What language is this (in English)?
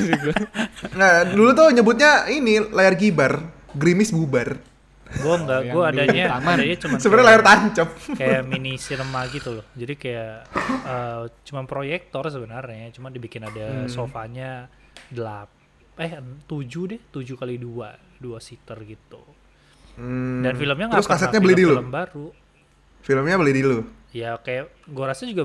Indonesian